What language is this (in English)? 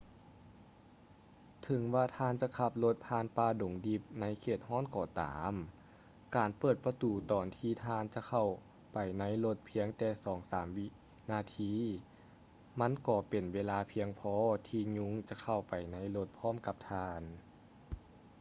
Lao